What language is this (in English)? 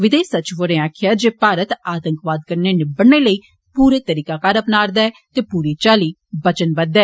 Dogri